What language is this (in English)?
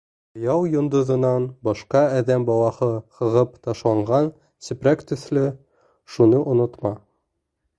Bashkir